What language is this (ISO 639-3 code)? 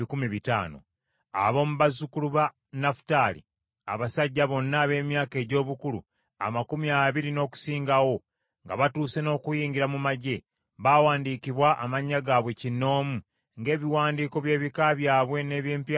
lug